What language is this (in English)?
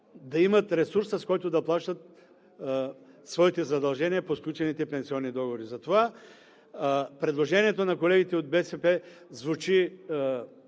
Bulgarian